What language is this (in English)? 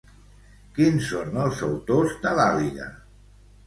Catalan